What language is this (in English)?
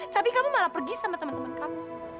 Indonesian